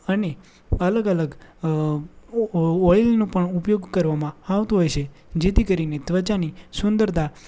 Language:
Gujarati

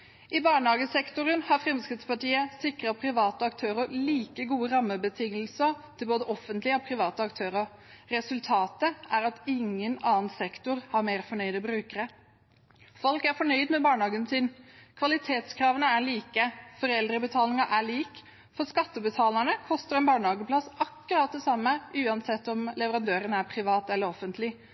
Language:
Norwegian Bokmål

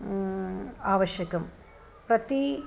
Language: Sanskrit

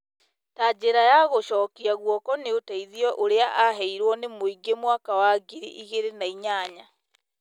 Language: Kikuyu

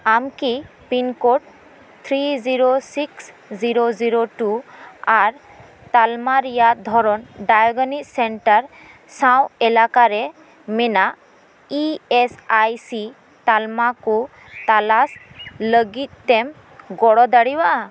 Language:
Santali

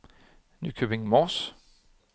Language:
Danish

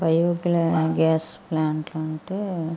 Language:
Telugu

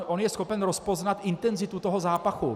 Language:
Czech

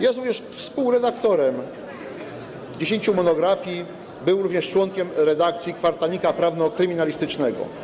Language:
Polish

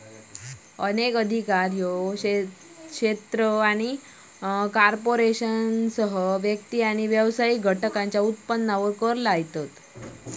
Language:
Marathi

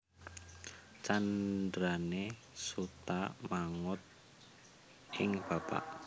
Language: Javanese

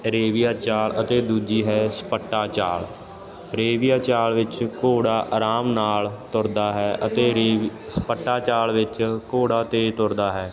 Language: Punjabi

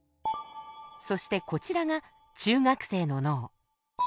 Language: Japanese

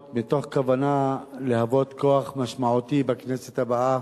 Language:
Hebrew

